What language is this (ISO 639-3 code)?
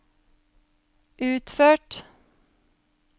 nor